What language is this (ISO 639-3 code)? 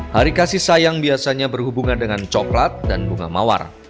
ind